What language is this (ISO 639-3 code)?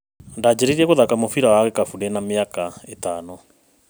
kik